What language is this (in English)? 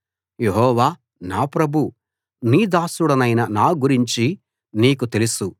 Telugu